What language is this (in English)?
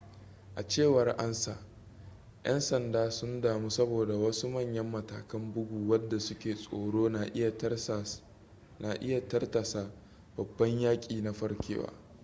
Hausa